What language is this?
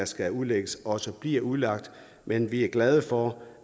Danish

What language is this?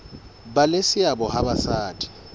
Southern Sotho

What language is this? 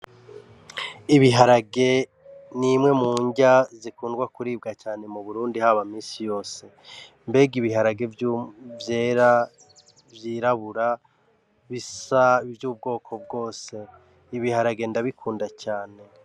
Rundi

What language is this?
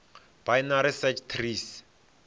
Venda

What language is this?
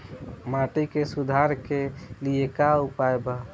Bhojpuri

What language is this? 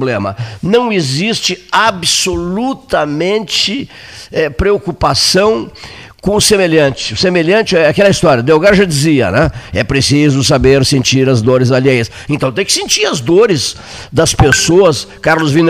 Portuguese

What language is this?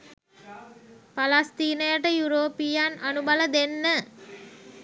Sinhala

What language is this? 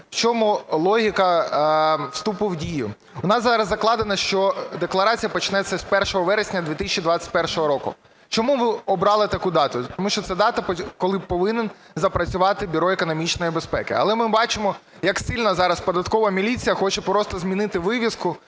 Ukrainian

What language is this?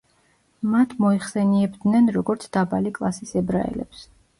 Georgian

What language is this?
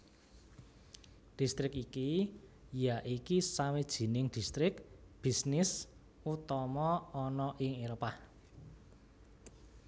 Javanese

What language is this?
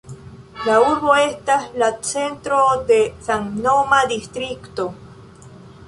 Esperanto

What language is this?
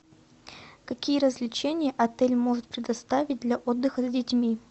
Russian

